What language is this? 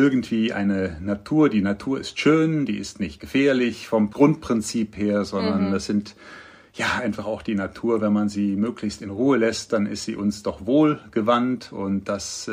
German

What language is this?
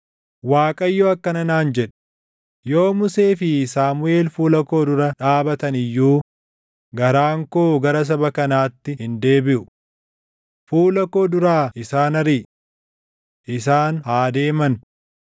Oromo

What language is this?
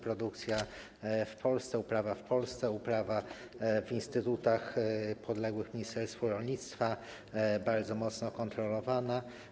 Polish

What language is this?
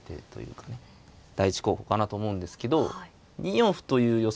Japanese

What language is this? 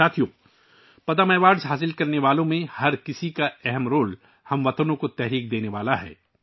Urdu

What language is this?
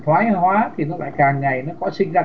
Vietnamese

